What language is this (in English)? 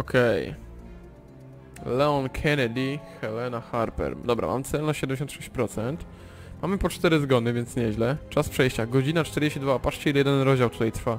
Polish